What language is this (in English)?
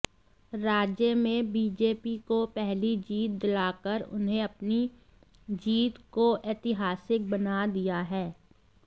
Hindi